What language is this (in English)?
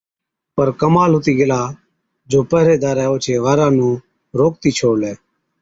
Od